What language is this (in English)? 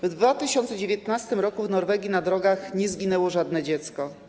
Polish